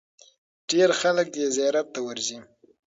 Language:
Pashto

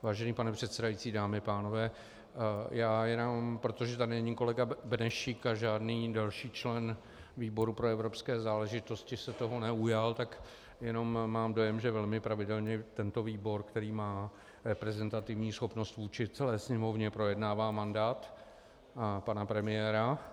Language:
Czech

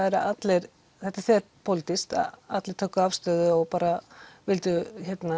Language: Icelandic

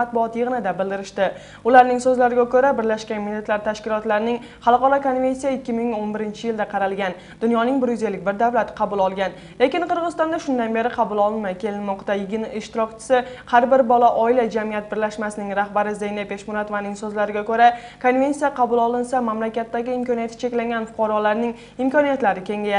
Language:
Turkish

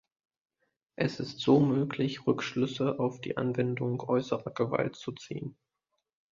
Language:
German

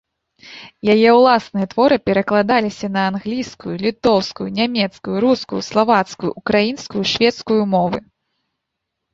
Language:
Belarusian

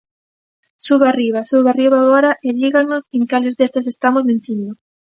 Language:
Galician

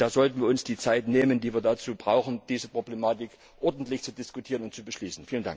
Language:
German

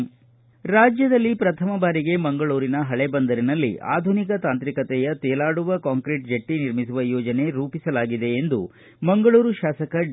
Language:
Kannada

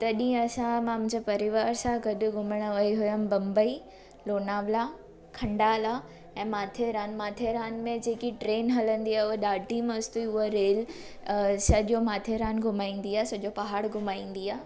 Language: Sindhi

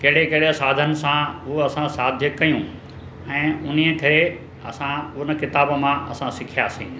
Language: Sindhi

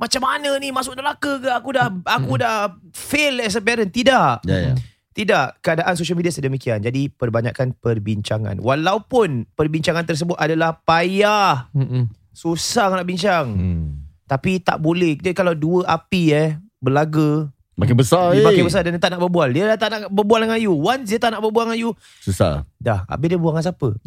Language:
Malay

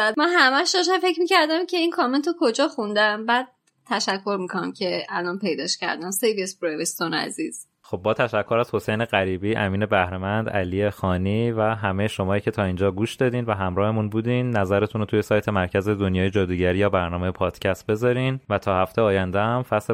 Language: Persian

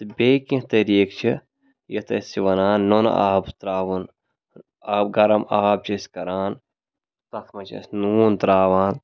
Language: Kashmiri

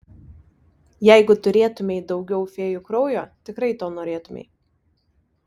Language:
Lithuanian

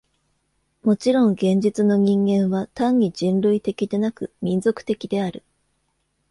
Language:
Japanese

